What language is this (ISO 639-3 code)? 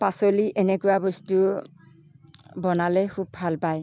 asm